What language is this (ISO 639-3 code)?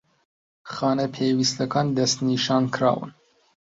ckb